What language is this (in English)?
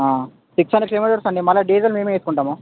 Telugu